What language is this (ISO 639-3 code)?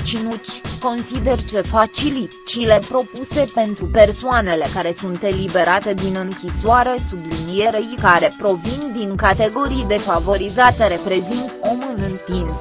ron